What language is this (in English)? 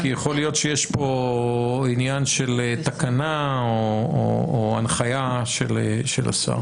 Hebrew